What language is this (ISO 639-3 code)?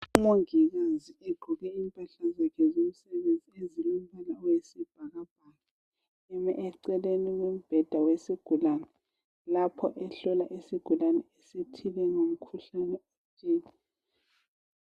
nde